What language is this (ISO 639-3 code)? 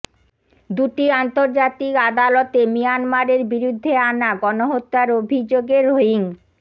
ben